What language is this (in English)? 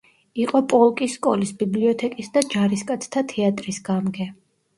Georgian